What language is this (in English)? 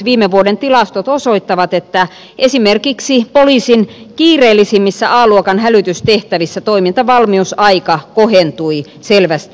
Finnish